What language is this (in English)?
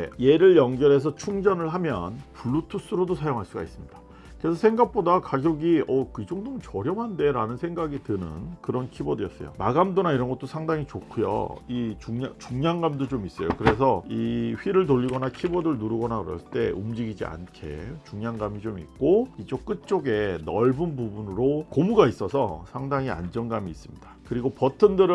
Korean